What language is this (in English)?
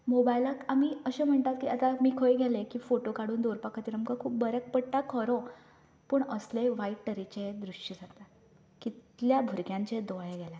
Konkani